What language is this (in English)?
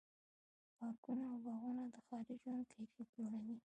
Pashto